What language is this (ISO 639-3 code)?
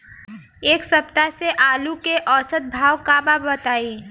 bho